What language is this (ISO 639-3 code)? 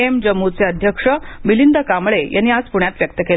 mar